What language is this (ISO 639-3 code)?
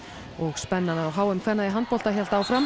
isl